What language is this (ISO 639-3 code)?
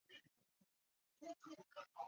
zho